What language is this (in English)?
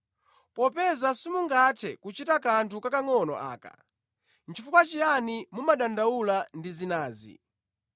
Nyanja